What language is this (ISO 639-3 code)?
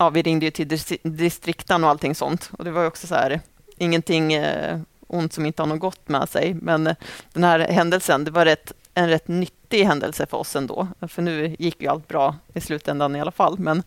swe